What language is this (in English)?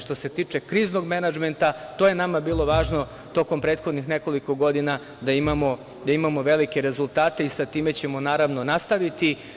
Serbian